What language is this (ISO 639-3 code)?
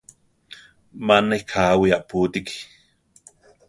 tar